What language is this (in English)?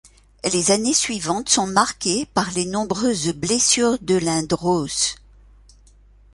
French